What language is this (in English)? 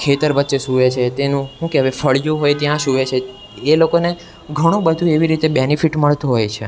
Gujarati